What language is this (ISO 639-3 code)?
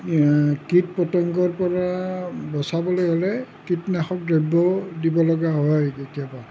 asm